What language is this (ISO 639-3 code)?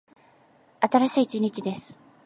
jpn